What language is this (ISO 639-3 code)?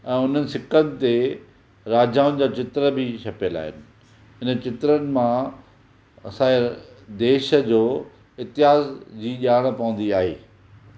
snd